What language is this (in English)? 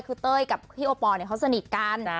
Thai